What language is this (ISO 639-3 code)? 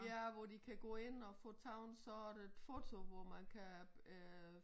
dan